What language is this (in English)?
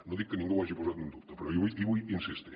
Catalan